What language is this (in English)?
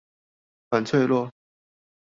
Chinese